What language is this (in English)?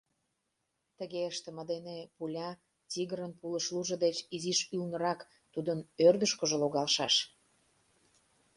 Mari